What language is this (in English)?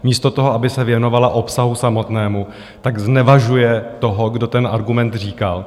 Czech